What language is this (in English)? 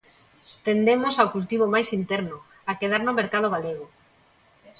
Galician